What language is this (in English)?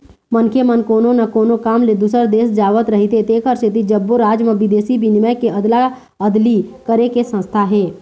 Chhattisgarhi